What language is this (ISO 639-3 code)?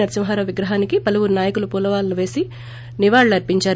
tel